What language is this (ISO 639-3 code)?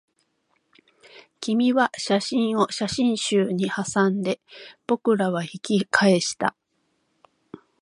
jpn